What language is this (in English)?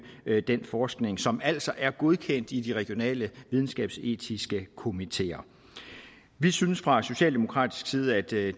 Danish